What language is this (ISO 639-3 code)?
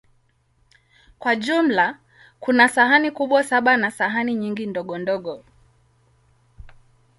swa